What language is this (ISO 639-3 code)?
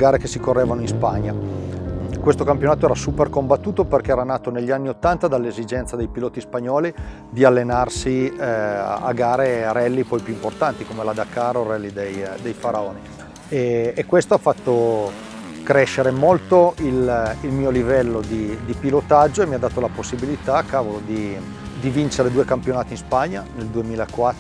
ita